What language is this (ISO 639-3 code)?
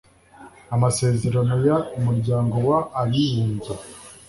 kin